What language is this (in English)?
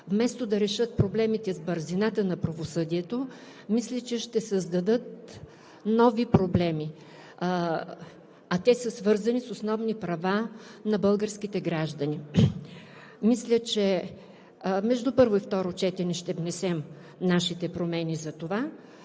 Bulgarian